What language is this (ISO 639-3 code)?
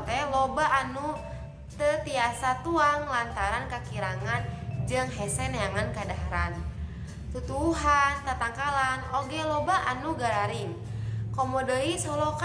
ind